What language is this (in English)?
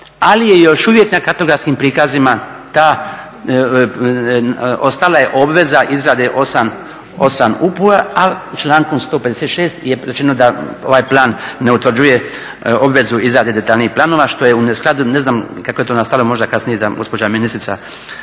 Croatian